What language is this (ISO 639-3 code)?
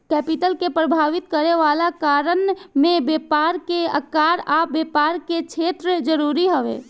bho